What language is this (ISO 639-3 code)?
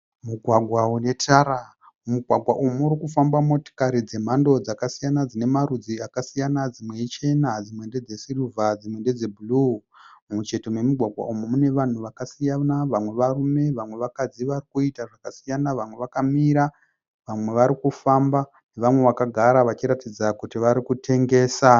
sna